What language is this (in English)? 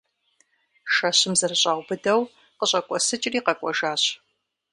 Kabardian